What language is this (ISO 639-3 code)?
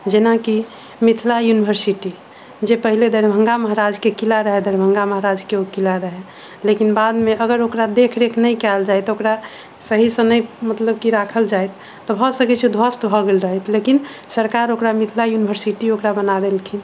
mai